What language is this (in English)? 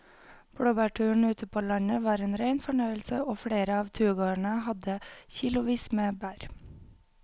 Norwegian